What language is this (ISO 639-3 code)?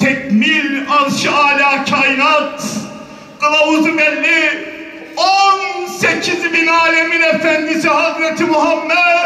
tur